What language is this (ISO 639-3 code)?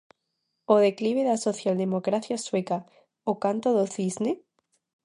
glg